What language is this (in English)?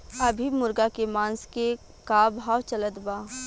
Bhojpuri